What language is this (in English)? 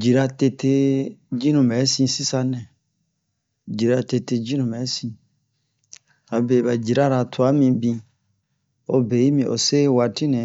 Bomu